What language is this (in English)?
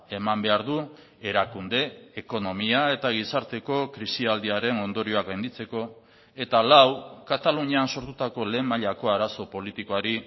Basque